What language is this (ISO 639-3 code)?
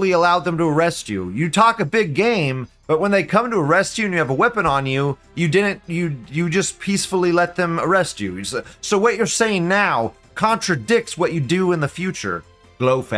eng